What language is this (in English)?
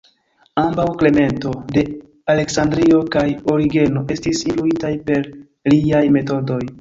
Esperanto